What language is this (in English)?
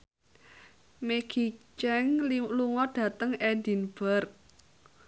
Javanese